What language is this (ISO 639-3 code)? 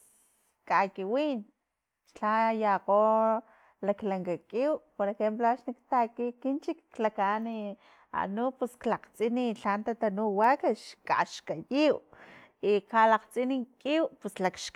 tlp